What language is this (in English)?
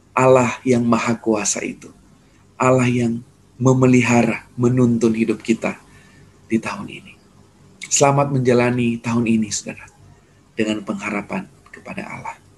Indonesian